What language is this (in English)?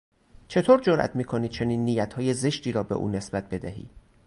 Persian